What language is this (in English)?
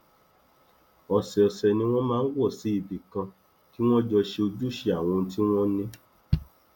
Yoruba